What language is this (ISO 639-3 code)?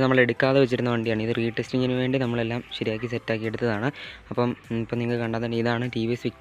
ara